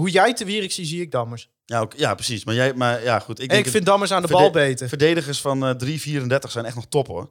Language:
Dutch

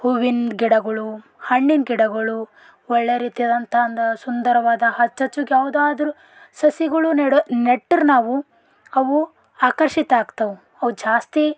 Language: Kannada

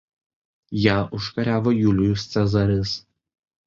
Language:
Lithuanian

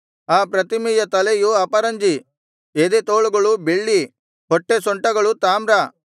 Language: Kannada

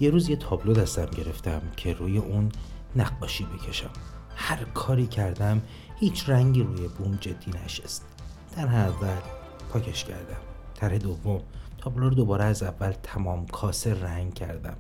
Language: Persian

